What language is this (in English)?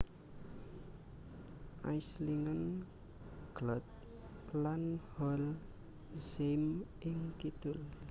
Javanese